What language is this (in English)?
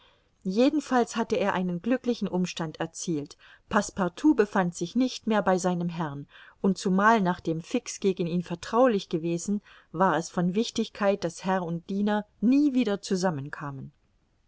German